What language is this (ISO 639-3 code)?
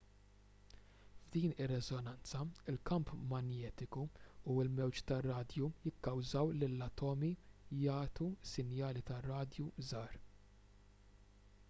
mlt